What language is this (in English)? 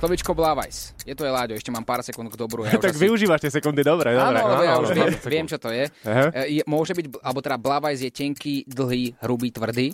Slovak